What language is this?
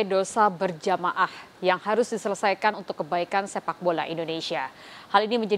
Indonesian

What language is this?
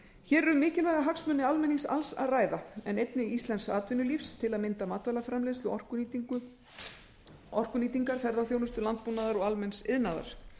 Icelandic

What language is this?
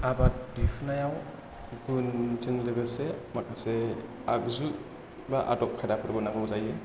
Bodo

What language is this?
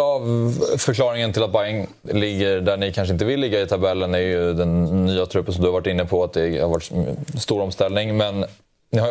Swedish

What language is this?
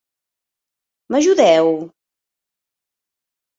Catalan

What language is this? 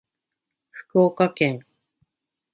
Japanese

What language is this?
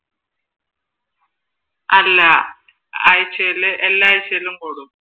Malayalam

